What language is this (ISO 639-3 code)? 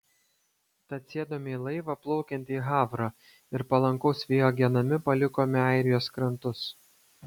lit